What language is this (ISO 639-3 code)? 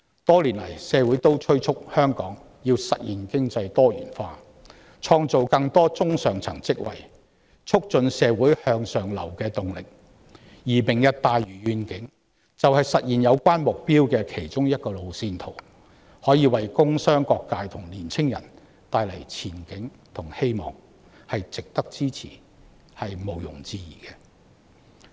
yue